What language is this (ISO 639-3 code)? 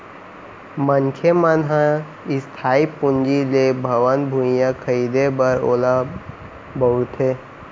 hne